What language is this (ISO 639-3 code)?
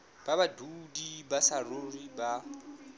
sot